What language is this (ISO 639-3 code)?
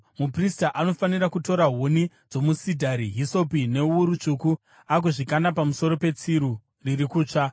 sna